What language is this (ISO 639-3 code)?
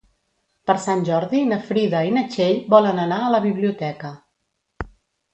cat